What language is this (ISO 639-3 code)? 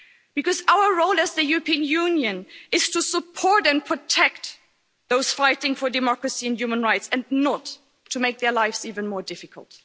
eng